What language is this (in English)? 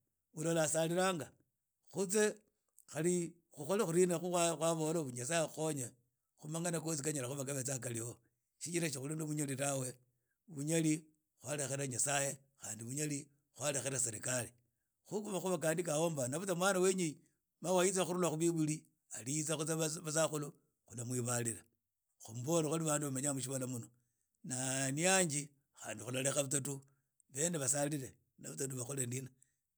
Idakho-Isukha-Tiriki